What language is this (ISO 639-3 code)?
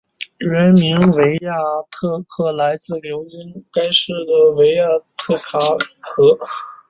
zho